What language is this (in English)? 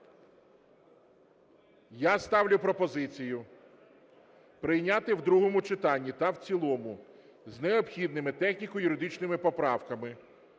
Ukrainian